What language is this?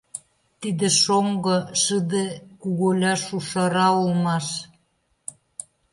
Mari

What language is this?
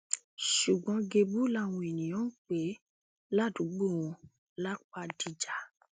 Yoruba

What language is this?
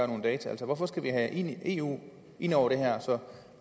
Danish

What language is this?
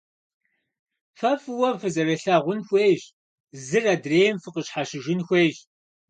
Kabardian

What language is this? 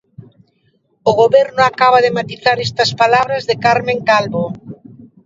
Galician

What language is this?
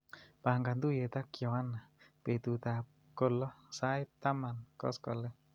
Kalenjin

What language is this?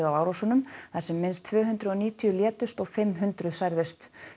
Icelandic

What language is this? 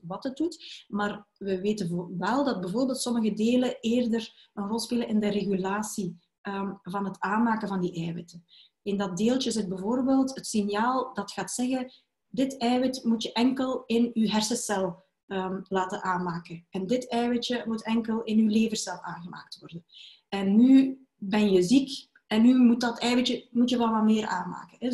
Dutch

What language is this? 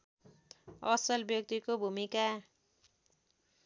Nepali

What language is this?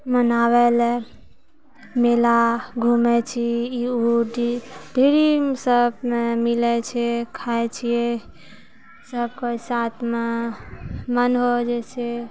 Maithili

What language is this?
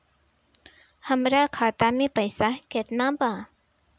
Bhojpuri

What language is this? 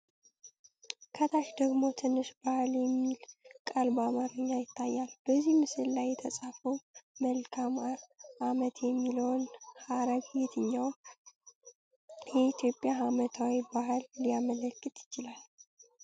Amharic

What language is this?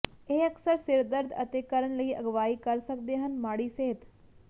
Punjabi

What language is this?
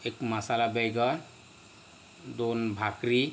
Marathi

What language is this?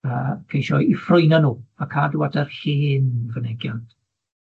Welsh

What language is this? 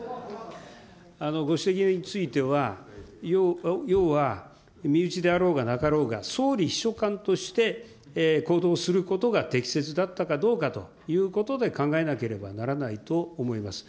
Japanese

